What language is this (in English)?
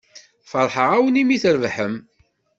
Kabyle